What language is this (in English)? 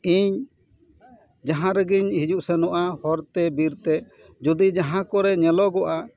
Santali